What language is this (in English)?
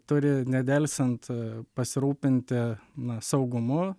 Lithuanian